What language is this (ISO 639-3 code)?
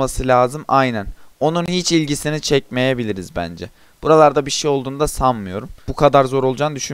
tur